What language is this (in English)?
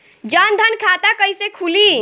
Bhojpuri